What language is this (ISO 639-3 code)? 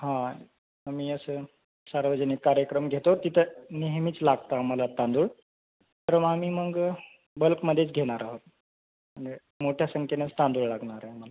mar